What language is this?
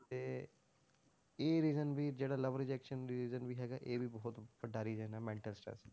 Punjabi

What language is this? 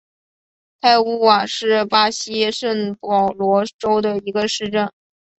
Chinese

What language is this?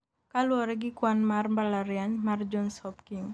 Luo (Kenya and Tanzania)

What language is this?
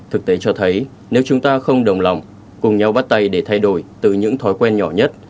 Vietnamese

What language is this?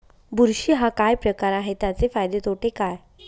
Marathi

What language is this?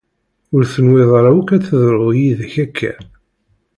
Kabyle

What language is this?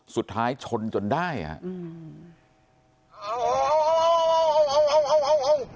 Thai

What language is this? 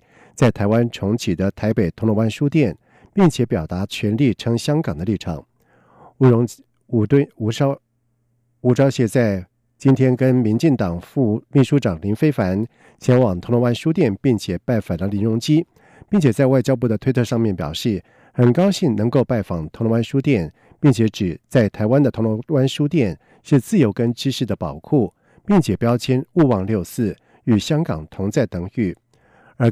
Chinese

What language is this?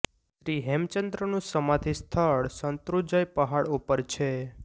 Gujarati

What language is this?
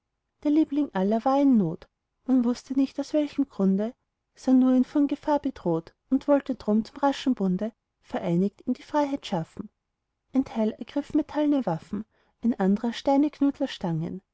German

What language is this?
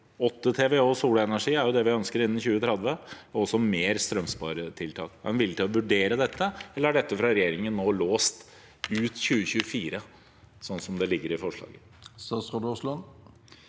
Norwegian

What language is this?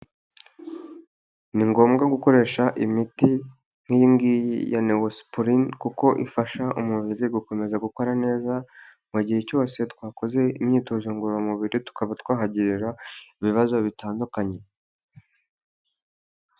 Kinyarwanda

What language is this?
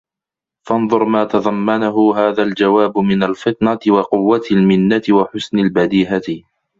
Arabic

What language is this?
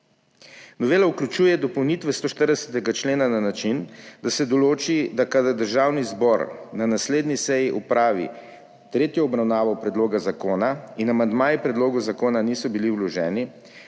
Slovenian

